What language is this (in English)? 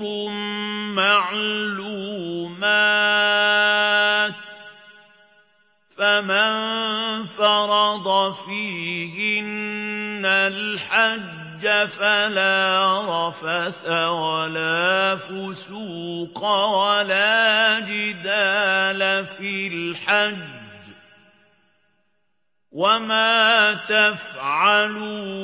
Arabic